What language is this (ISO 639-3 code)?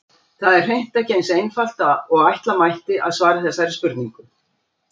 isl